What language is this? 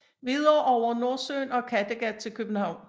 Danish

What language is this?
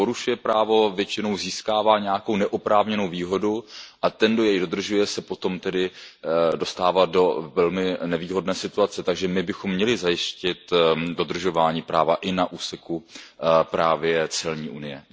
Czech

